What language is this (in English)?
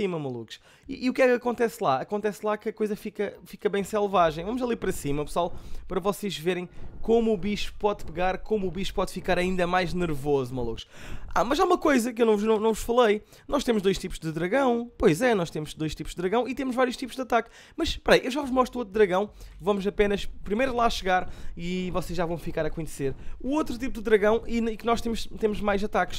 Portuguese